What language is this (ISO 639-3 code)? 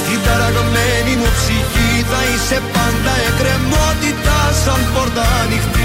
ell